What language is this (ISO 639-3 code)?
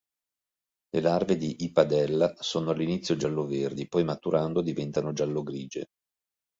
ita